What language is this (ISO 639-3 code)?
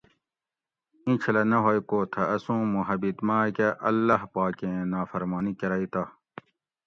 gwc